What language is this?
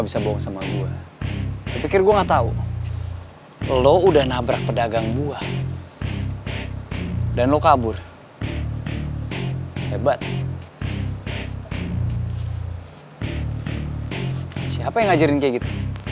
Indonesian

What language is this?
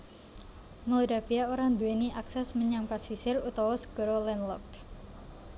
Javanese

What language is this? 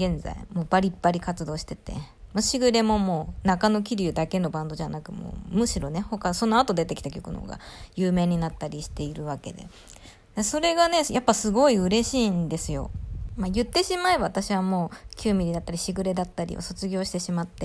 Japanese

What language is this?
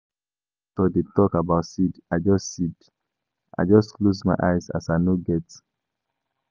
Nigerian Pidgin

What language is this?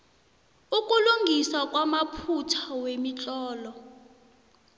South Ndebele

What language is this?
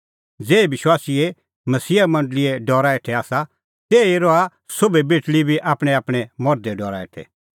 Kullu Pahari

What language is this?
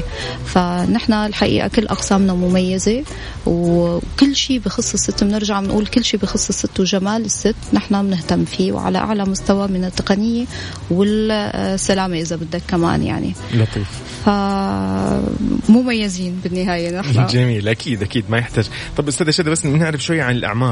Arabic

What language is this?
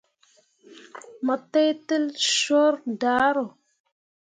Mundang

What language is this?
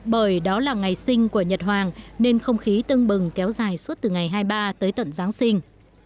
Vietnamese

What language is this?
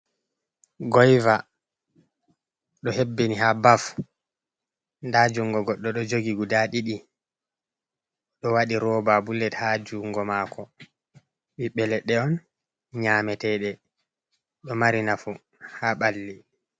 Fula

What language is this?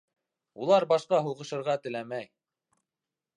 Bashkir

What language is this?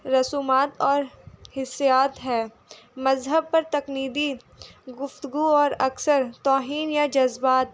Urdu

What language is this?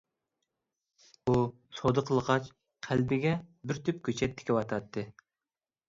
Uyghur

